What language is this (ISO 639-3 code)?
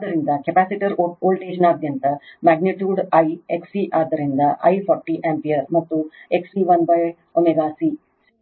kan